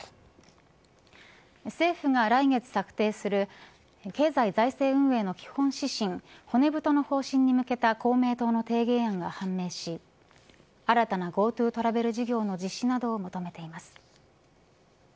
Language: Japanese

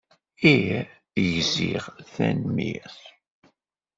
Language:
Kabyle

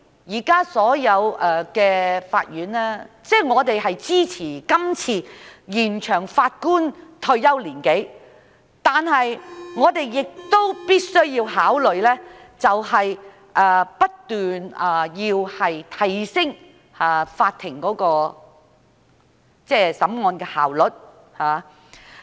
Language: Cantonese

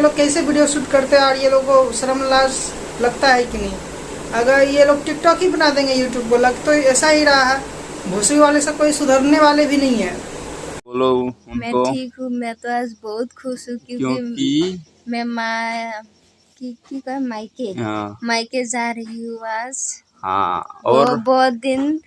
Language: Hindi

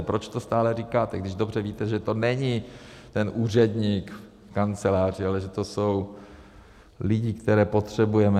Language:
Czech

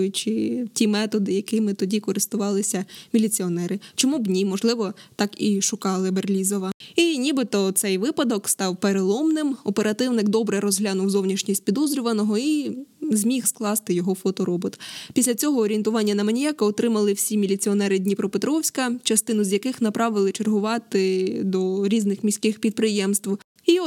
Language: Ukrainian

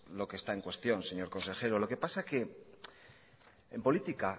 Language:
Spanish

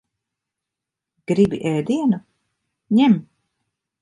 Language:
Latvian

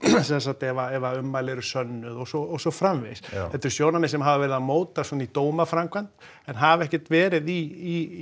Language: Icelandic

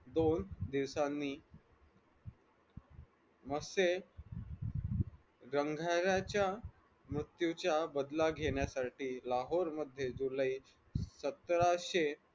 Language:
Marathi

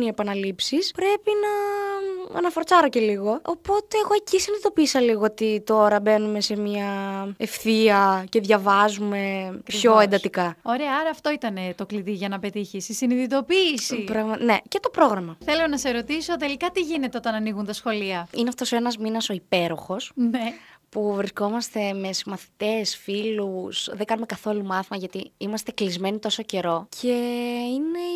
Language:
Greek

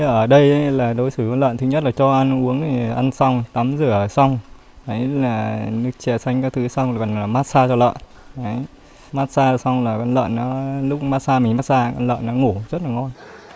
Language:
Vietnamese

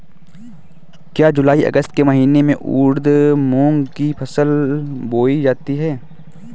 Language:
Hindi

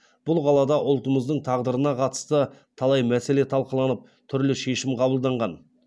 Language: Kazakh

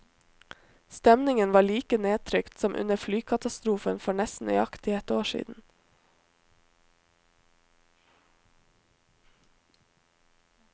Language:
Norwegian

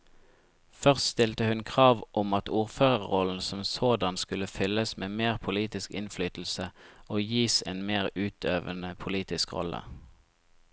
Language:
Norwegian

